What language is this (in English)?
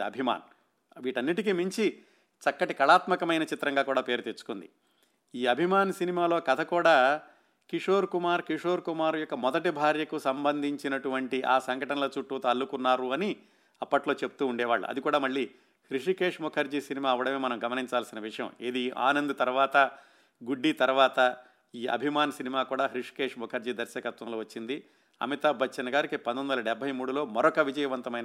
Telugu